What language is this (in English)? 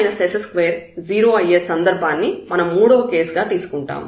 Telugu